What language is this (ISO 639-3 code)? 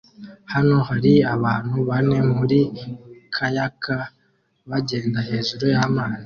kin